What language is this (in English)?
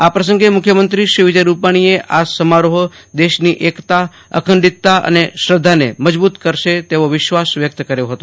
Gujarati